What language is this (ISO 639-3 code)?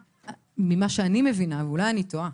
heb